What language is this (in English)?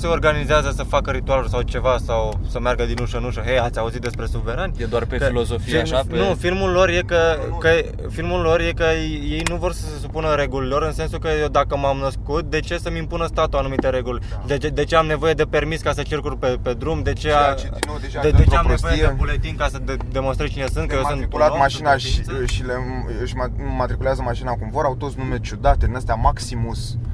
Romanian